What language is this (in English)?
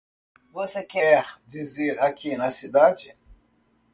Portuguese